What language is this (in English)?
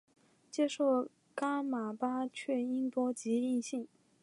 Chinese